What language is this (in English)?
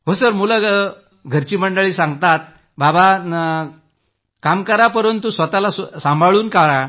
Marathi